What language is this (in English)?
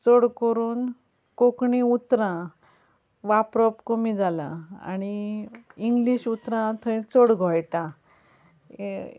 Konkani